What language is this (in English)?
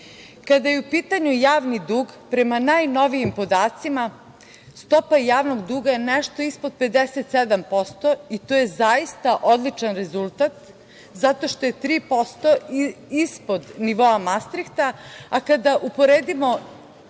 Serbian